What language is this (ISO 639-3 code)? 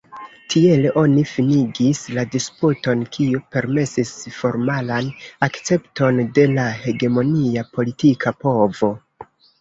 epo